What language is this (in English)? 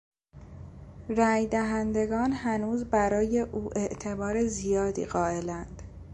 Persian